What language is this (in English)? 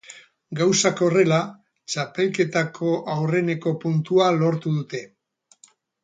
Basque